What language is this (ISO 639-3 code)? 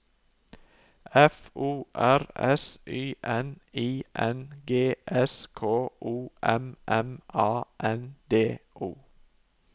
nor